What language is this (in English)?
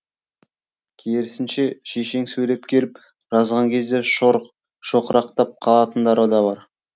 Kazakh